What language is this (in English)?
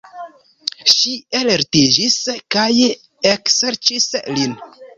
Esperanto